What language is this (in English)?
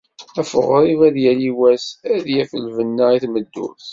Kabyle